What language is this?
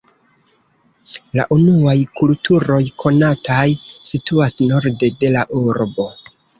Esperanto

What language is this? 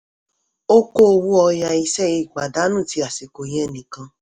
Yoruba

